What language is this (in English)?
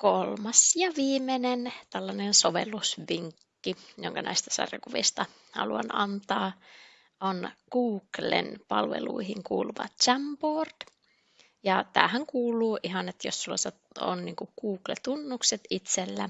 Finnish